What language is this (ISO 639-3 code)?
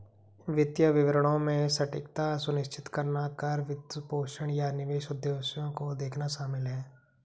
hin